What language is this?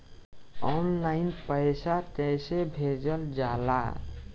Bhojpuri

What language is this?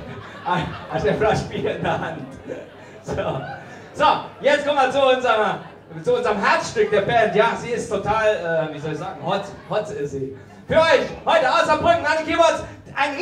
German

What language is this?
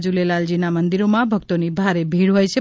Gujarati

